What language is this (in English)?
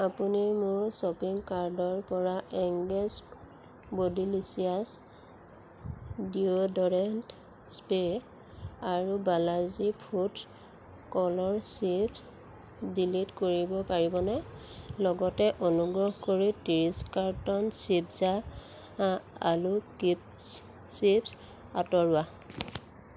Assamese